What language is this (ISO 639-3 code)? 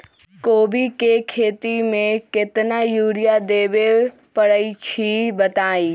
mag